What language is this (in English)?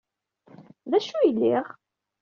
Kabyle